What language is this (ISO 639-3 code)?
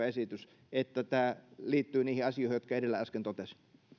fin